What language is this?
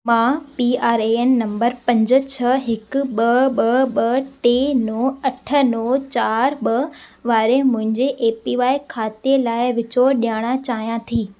Sindhi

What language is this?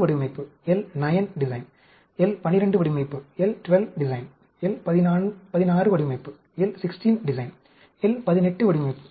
Tamil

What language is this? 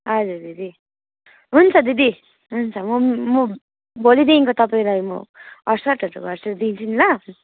Nepali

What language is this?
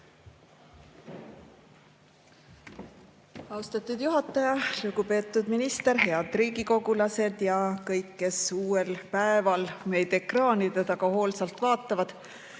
Estonian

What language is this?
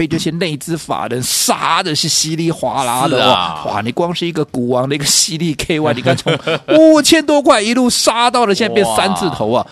Chinese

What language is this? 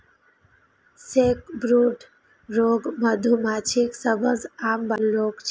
Maithili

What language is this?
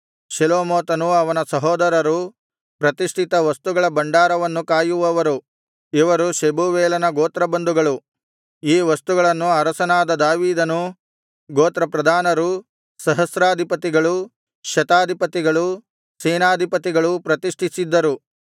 Kannada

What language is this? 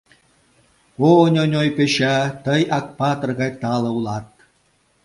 Mari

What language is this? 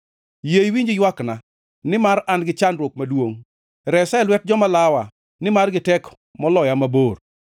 Luo (Kenya and Tanzania)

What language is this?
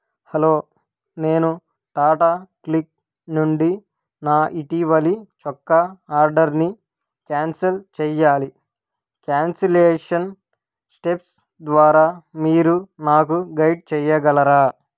Telugu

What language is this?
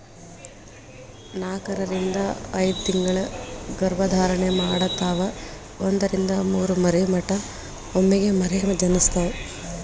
Kannada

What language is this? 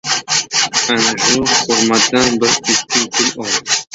Uzbek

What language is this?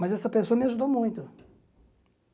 Portuguese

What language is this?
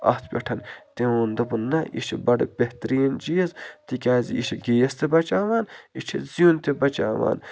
Kashmiri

